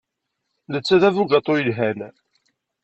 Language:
Kabyle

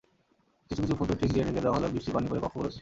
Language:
Bangla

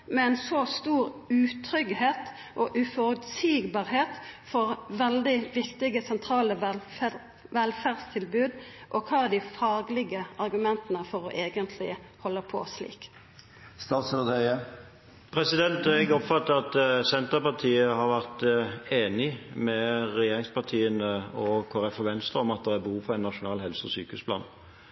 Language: Norwegian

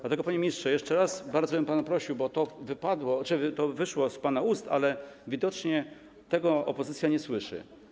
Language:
Polish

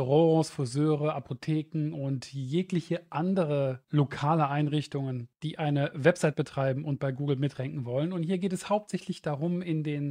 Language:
German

